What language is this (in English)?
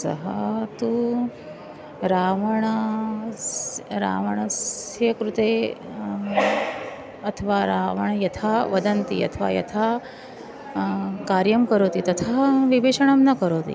Sanskrit